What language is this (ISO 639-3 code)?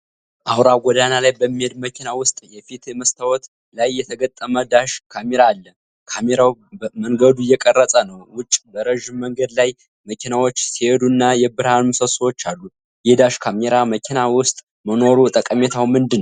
amh